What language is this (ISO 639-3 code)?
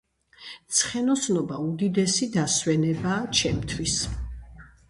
kat